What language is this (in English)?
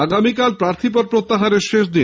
Bangla